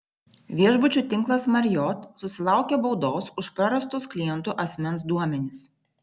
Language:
Lithuanian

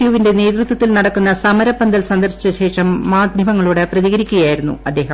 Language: Malayalam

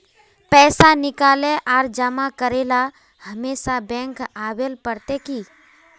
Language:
Magahi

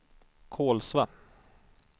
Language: Swedish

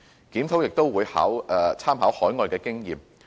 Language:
Cantonese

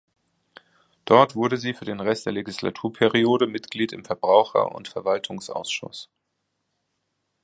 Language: German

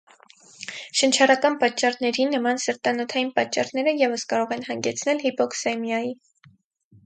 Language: Armenian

